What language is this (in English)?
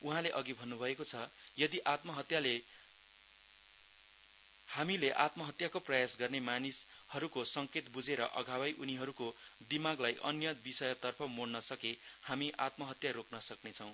Nepali